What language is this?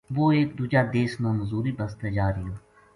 Gujari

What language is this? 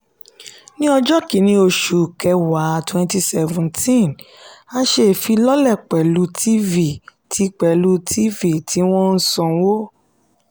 Yoruba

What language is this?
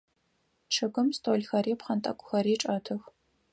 Adyghe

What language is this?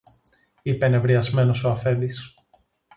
Greek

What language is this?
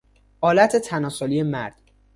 Persian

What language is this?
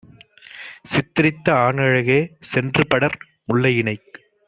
Tamil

